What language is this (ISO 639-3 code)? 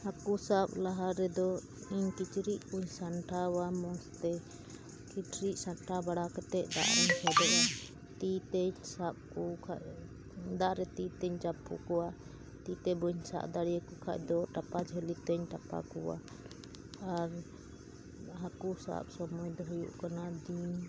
sat